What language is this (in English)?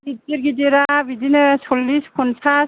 Bodo